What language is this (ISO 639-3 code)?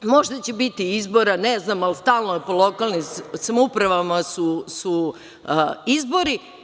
srp